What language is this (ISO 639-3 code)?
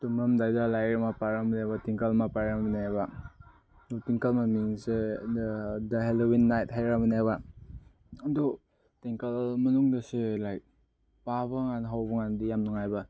mni